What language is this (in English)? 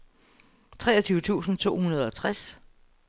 Danish